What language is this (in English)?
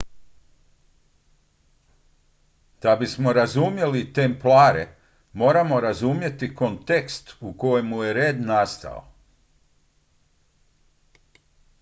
Croatian